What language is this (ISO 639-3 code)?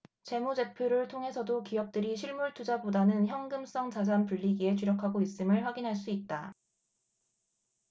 kor